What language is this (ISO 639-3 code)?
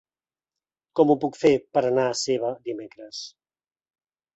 cat